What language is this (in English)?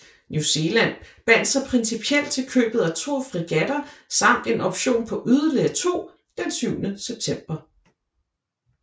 Danish